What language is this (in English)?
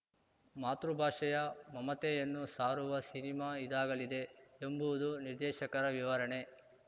Kannada